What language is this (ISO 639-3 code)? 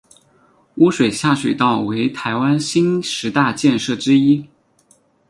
zho